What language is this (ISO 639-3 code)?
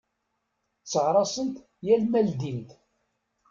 kab